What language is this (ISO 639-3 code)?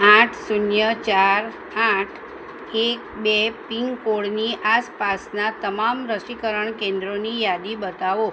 guj